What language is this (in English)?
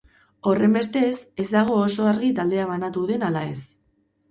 Basque